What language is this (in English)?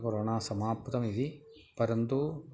Sanskrit